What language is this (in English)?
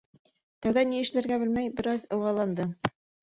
Bashkir